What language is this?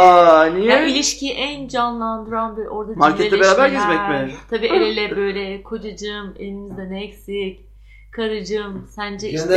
Turkish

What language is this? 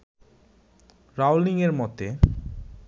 Bangla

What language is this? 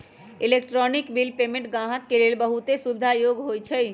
Magahi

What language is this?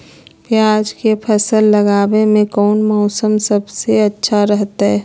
Magahi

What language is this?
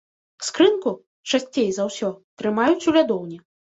Belarusian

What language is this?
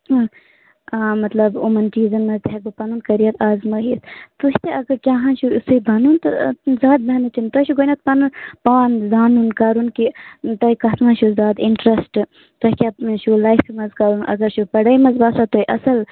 Kashmiri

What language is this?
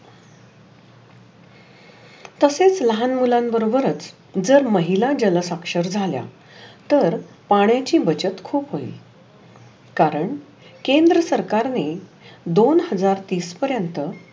Marathi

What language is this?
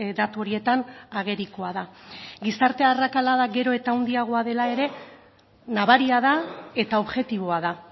Basque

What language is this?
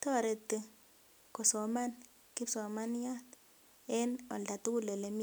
Kalenjin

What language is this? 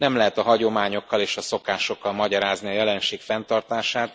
Hungarian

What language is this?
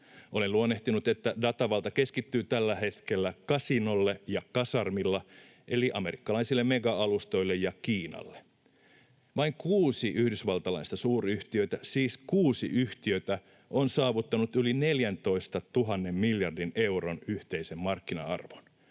Finnish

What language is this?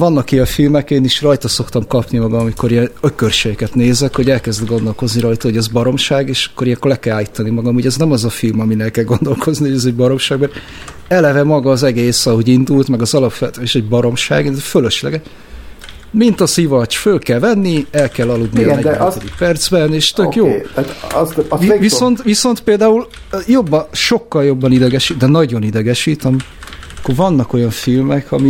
Hungarian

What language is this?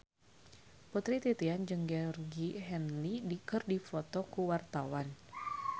Sundanese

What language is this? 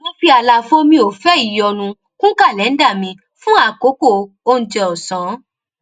Yoruba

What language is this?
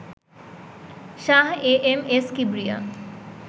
Bangla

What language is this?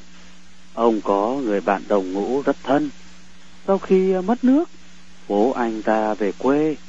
Vietnamese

